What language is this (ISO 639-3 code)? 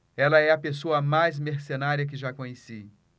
por